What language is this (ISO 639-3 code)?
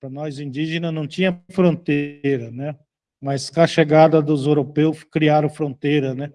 por